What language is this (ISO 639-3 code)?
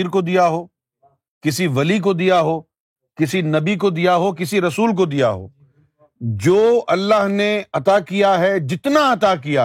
urd